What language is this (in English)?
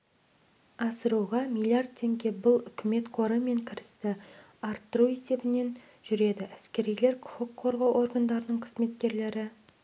Kazakh